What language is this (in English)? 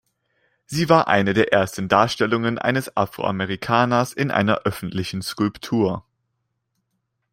German